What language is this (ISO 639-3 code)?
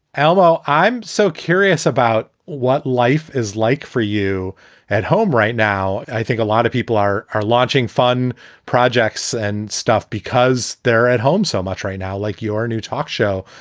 eng